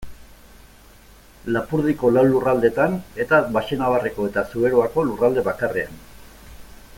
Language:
Basque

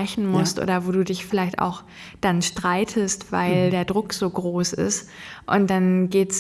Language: German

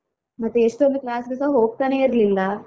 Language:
Kannada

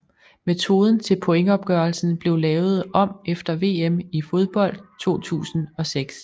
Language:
Danish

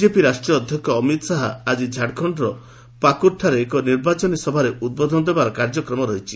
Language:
Odia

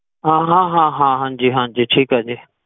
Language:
Punjabi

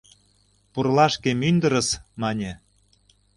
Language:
Mari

